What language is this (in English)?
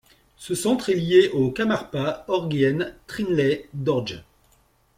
French